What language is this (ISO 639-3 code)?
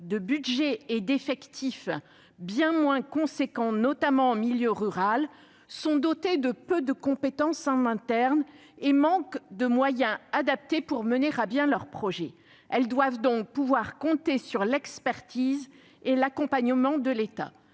fra